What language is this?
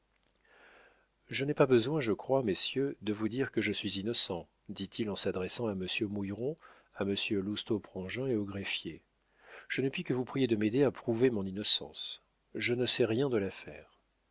French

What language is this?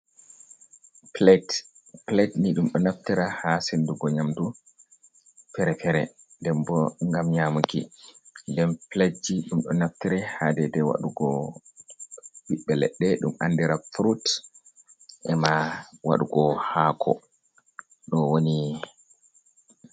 Fula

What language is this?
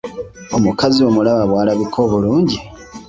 Ganda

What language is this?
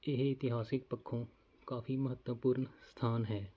Punjabi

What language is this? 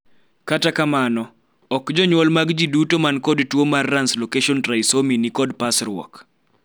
Luo (Kenya and Tanzania)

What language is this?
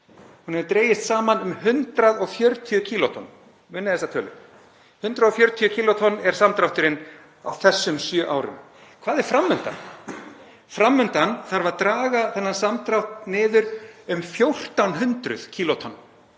Icelandic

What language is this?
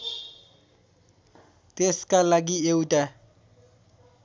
Nepali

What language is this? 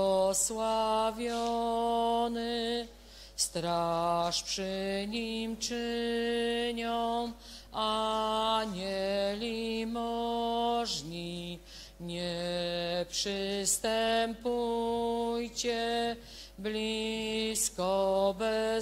Polish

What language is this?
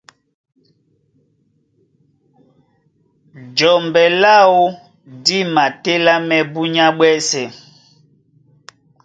Duala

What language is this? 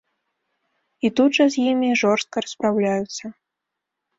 Belarusian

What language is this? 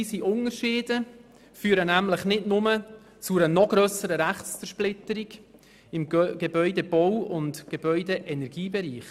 Swiss German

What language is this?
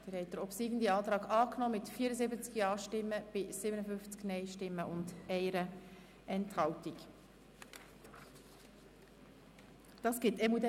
Swiss German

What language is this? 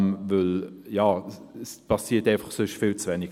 Swiss German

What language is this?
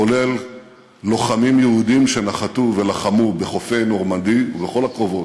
Hebrew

